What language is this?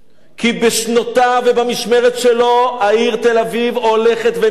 Hebrew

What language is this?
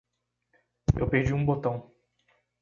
Portuguese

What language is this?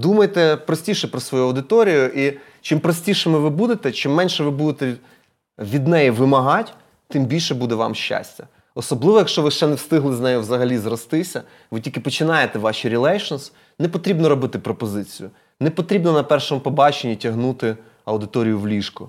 Ukrainian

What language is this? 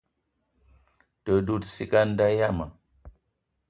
Eton (Cameroon)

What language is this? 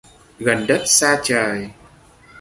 Vietnamese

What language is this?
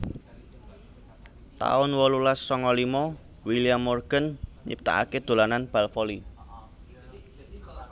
Javanese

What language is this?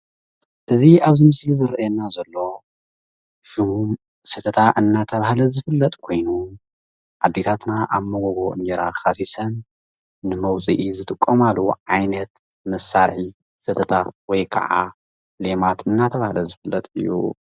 Tigrinya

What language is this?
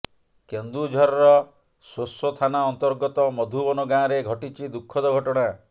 Odia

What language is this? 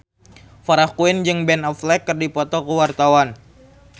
Sundanese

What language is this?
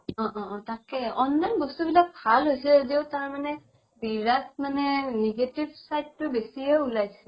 Assamese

